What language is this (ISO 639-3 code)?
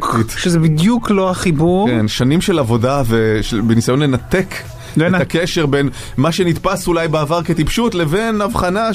heb